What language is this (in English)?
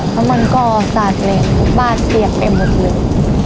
Thai